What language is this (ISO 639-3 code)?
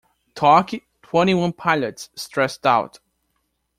por